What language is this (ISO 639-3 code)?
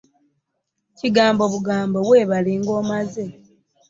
lug